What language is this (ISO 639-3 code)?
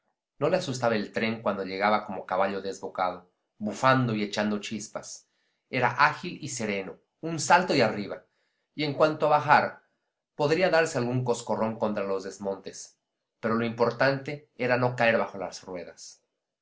spa